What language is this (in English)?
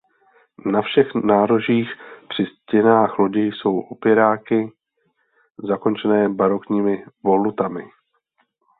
Czech